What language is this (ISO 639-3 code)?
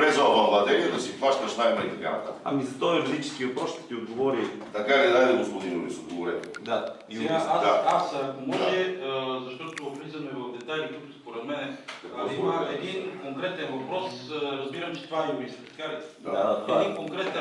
bul